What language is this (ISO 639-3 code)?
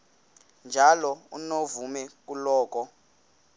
xho